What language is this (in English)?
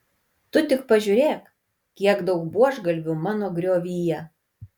Lithuanian